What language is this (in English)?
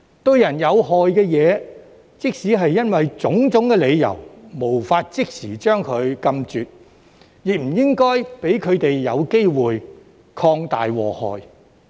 Cantonese